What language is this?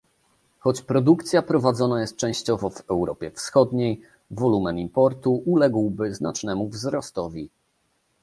Polish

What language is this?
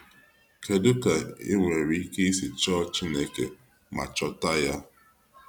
Igbo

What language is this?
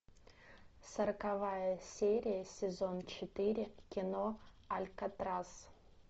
Russian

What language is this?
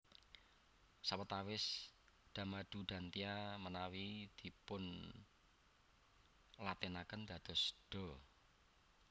Javanese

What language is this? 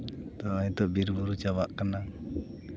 Santali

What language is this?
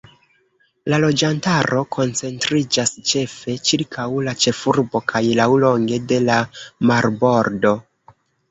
Esperanto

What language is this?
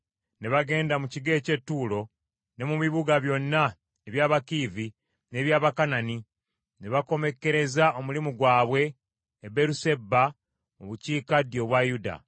Ganda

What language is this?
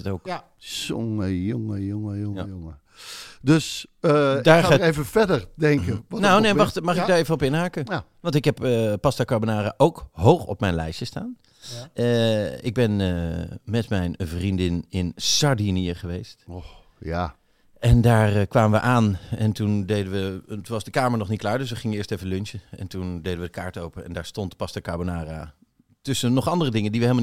Dutch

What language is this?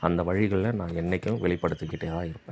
Tamil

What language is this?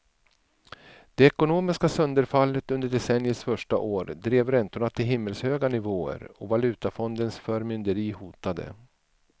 Swedish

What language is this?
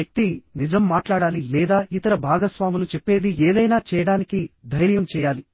Telugu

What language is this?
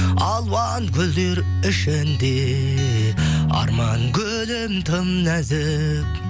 Kazakh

